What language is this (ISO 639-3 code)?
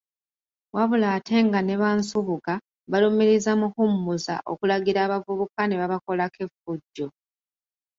lug